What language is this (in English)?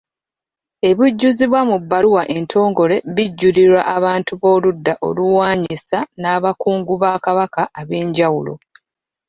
Ganda